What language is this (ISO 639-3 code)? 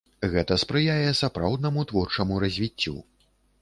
bel